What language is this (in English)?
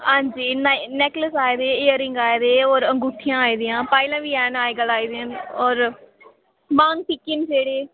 Dogri